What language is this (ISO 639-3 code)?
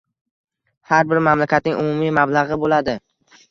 uzb